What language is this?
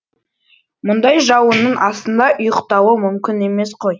Kazakh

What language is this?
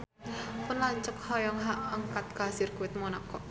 Sundanese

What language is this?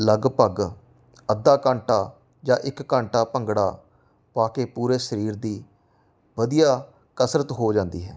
Punjabi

